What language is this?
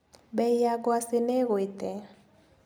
Kikuyu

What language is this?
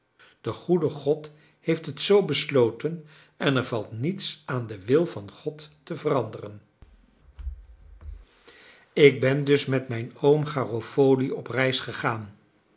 Dutch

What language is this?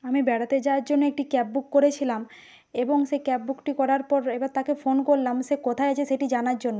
Bangla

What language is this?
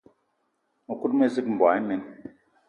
Eton (Cameroon)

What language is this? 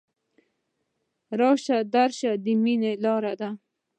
Pashto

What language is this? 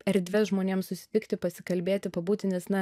Lithuanian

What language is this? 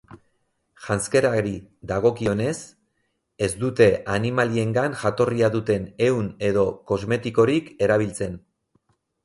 Basque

